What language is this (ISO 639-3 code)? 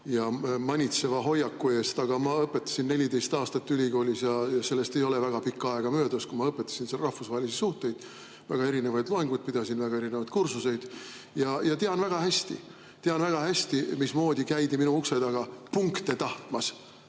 est